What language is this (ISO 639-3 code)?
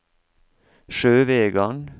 nor